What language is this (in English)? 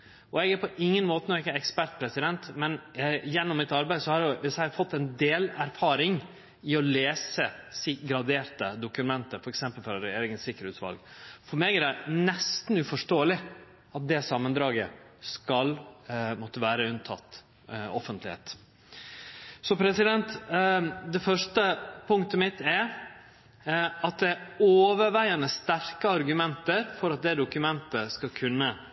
Norwegian Nynorsk